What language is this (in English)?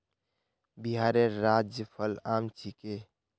Magahi